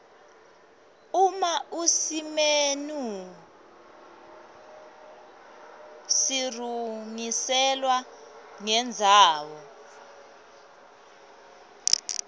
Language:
Swati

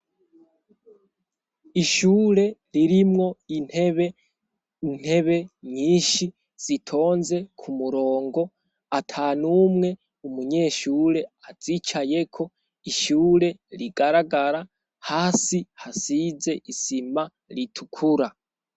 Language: Rundi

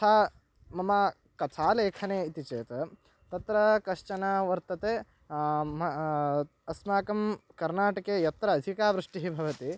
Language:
Sanskrit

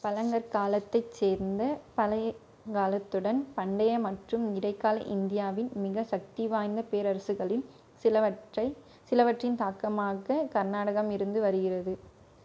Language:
Tamil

